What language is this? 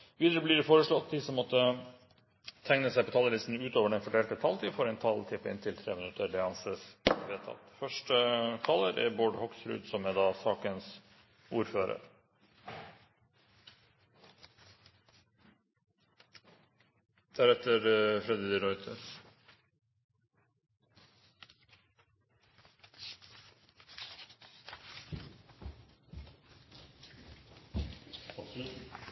Norwegian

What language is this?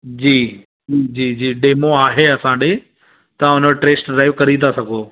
Sindhi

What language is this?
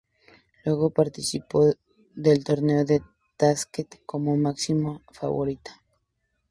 Spanish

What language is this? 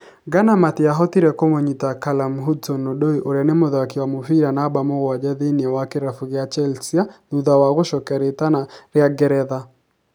Kikuyu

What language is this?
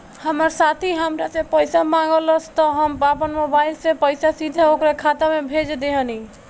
Bhojpuri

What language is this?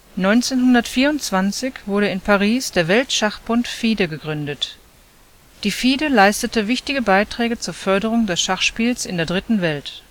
German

